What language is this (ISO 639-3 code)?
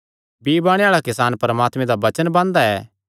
xnr